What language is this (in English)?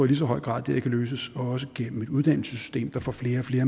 Danish